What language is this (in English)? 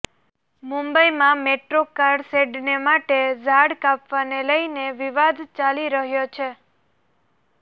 Gujarati